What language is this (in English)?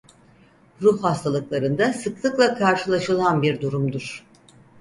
Turkish